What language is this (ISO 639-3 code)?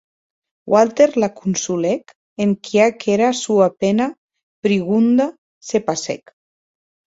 oci